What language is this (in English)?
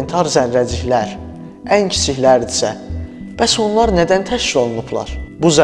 Azerbaijani